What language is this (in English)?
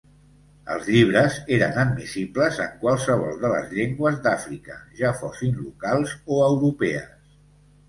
Catalan